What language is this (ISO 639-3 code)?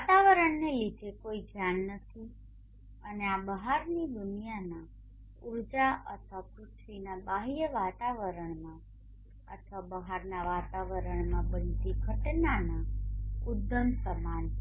guj